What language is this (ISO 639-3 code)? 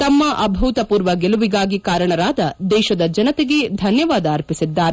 kan